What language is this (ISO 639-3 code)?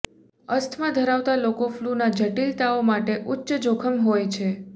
guj